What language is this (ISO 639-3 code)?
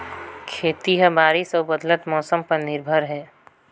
hne